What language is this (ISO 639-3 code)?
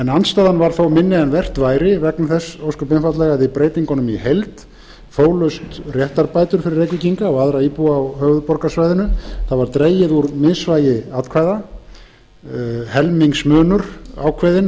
isl